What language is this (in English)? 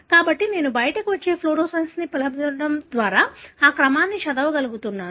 Telugu